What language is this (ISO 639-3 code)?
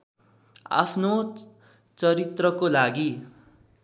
nep